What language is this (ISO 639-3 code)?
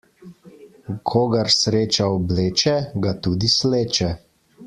slv